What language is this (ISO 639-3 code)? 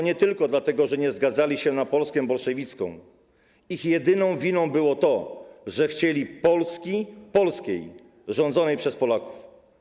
pol